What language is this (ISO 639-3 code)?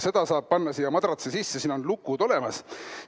est